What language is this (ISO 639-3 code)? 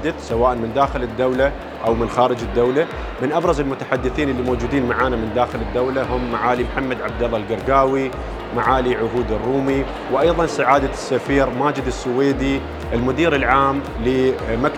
ara